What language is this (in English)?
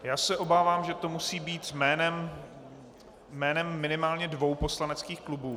Czech